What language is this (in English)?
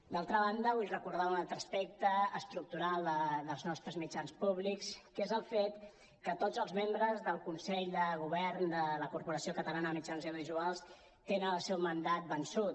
Catalan